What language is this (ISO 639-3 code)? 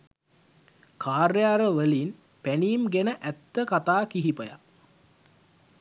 sin